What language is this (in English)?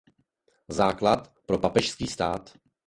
Czech